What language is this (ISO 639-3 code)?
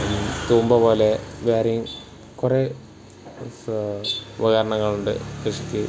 mal